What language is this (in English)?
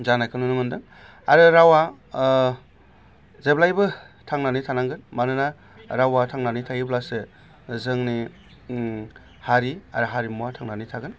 Bodo